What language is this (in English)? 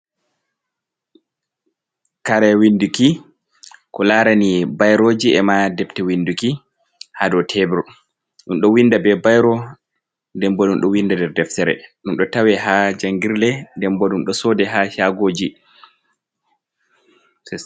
Fula